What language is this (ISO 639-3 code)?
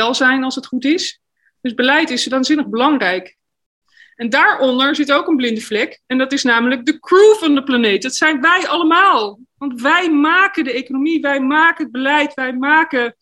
nld